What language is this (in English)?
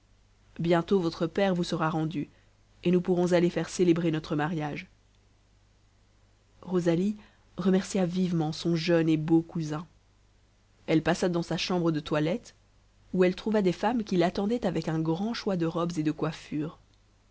French